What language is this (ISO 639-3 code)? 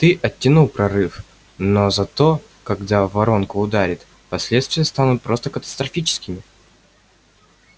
rus